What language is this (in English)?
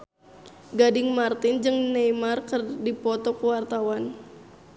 Sundanese